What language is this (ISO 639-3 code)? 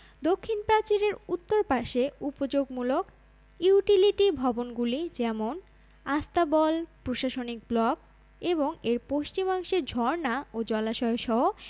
ben